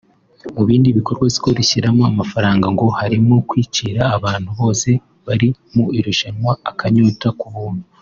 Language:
Kinyarwanda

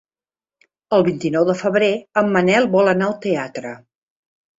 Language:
Catalan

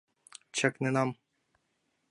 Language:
Mari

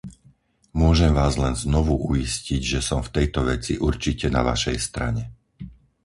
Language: Slovak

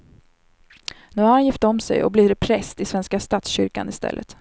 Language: Swedish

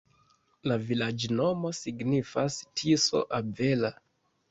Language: Esperanto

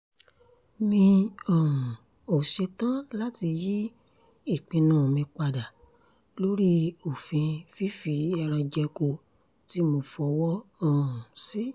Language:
Yoruba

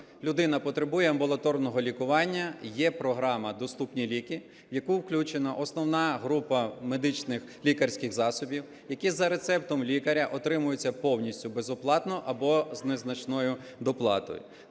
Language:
Ukrainian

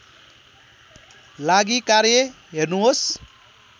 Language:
Nepali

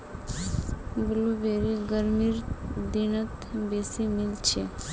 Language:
Magahi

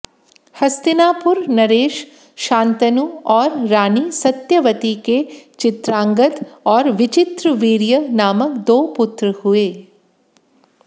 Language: Hindi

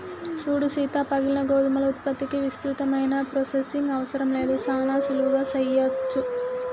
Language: Telugu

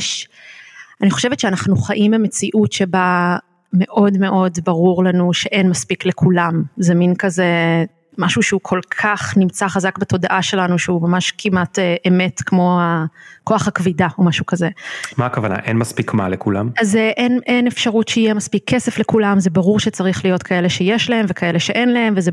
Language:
Hebrew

